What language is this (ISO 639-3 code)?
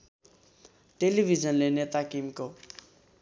nep